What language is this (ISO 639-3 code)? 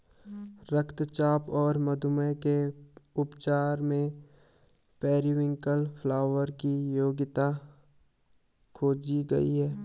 hin